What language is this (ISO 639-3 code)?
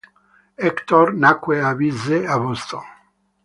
ita